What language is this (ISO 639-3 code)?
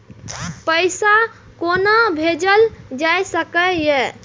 mai